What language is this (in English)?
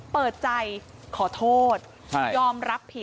Thai